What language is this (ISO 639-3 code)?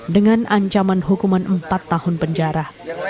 ind